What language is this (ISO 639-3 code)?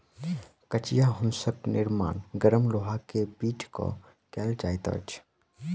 mai